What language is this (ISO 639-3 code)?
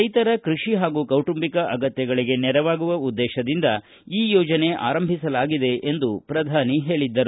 kan